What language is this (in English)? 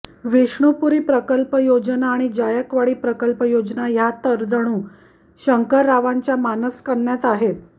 Marathi